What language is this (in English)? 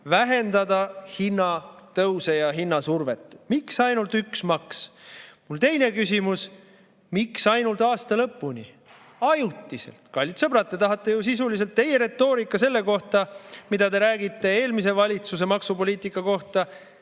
Estonian